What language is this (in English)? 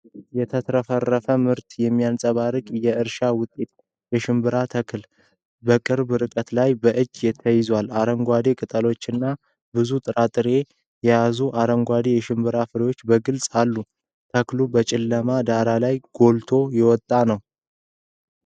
Amharic